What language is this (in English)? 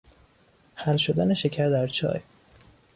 Persian